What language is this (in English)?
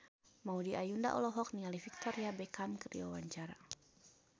Sundanese